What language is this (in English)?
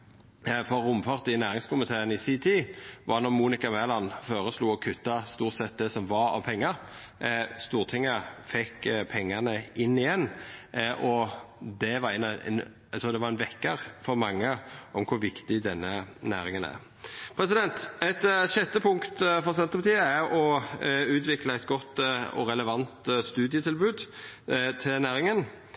Norwegian Nynorsk